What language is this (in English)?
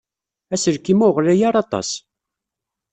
Kabyle